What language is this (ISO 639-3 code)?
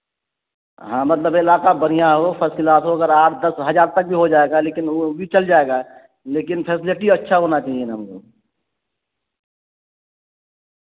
urd